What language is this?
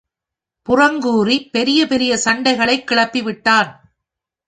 Tamil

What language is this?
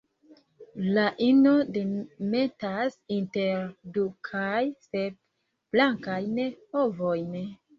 Esperanto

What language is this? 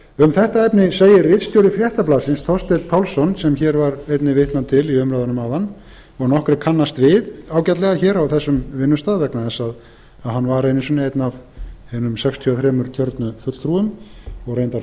Icelandic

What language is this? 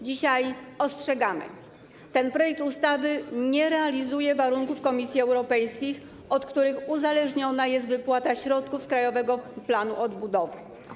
Polish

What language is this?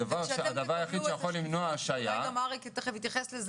Hebrew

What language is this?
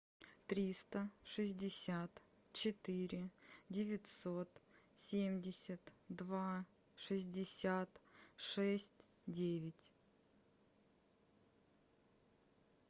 Russian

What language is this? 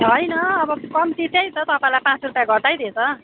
Nepali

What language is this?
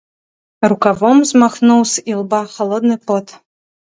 Belarusian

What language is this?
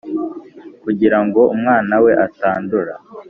Kinyarwanda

